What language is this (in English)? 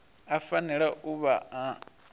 Venda